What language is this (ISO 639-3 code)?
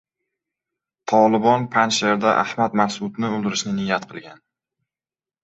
uzb